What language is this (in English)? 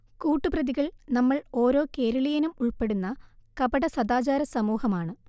Malayalam